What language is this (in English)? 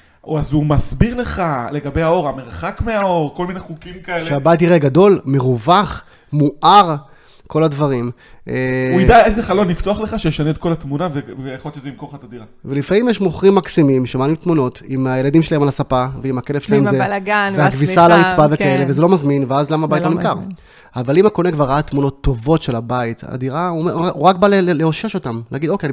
Hebrew